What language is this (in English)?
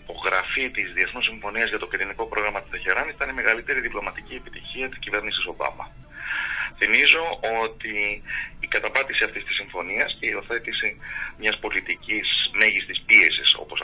Greek